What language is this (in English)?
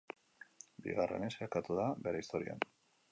Basque